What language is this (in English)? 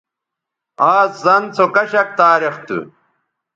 Bateri